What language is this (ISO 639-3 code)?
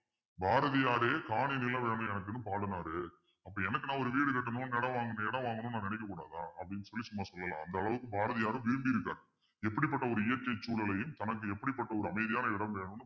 tam